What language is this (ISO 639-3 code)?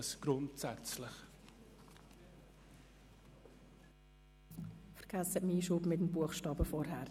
gsw